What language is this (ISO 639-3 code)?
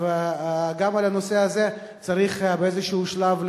heb